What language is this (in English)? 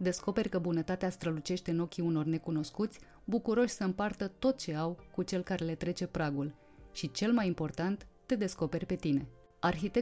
Romanian